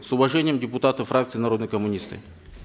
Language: Kazakh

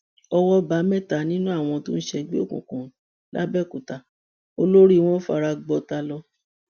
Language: Yoruba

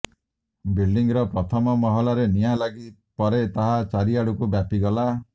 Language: Odia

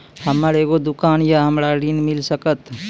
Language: Maithili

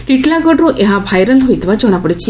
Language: Odia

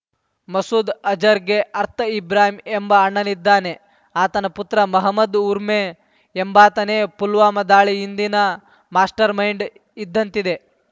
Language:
Kannada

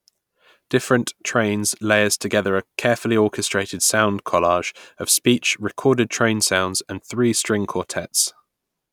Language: English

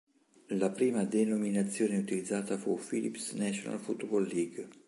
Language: Italian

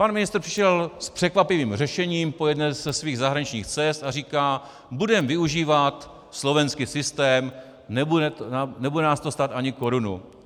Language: Czech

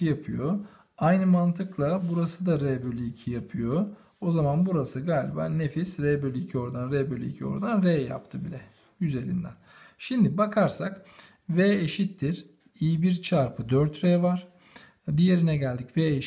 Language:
Turkish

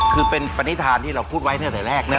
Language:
Thai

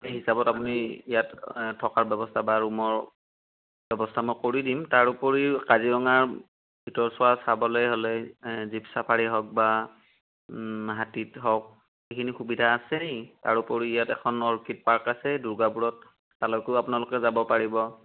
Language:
Assamese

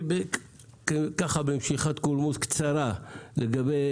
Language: Hebrew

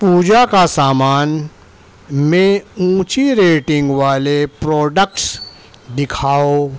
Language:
Urdu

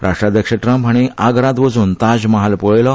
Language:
Konkani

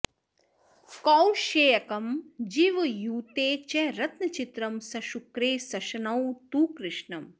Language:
Sanskrit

